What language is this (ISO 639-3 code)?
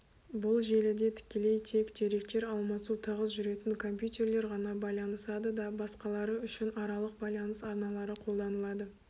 kaz